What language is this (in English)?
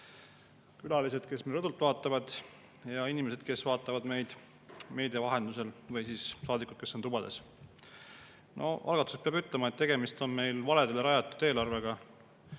Estonian